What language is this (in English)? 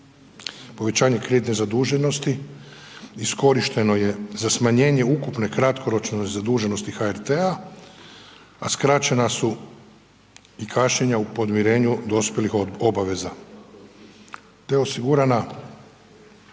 Croatian